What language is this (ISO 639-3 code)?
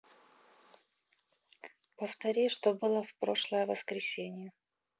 rus